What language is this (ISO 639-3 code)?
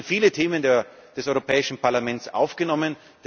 deu